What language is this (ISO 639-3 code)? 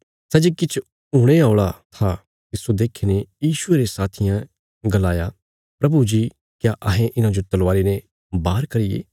kfs